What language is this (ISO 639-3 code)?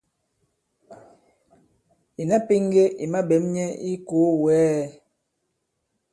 abb